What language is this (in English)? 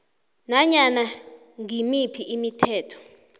South Ndebele